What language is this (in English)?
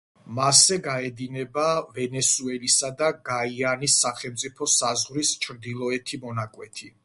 Georgian